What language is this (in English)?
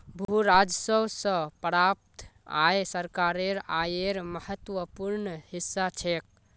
Magahi